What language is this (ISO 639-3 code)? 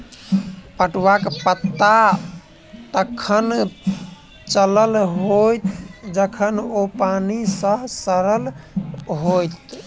mai